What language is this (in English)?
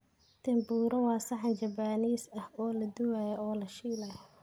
Somali